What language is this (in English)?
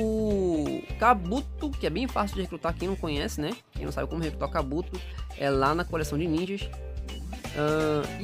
Portuguese